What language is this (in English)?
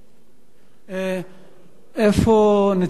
Hebrew